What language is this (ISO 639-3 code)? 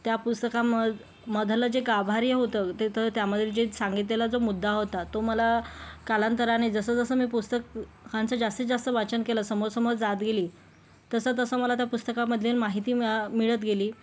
mar